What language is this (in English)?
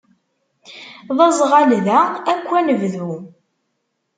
Kabyle